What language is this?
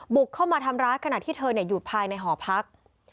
Thai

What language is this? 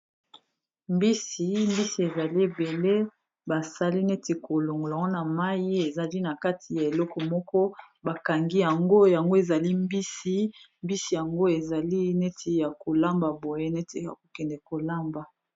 Lingala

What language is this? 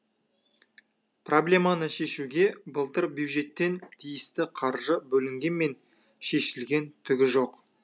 Kazakh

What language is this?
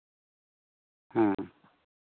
Santali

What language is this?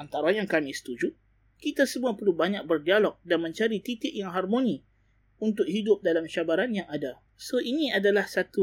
Malay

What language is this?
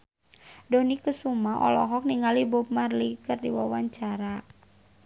Sundanese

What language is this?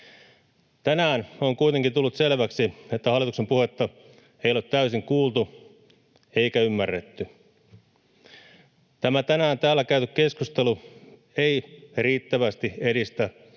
Finnish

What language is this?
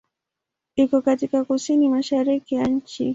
Swahili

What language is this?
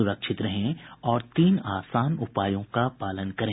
Hindi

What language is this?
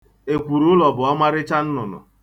Igbo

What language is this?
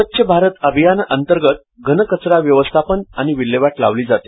Marathi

